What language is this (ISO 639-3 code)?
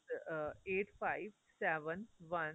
pan